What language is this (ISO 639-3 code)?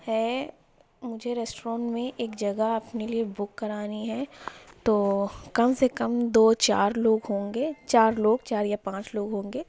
urd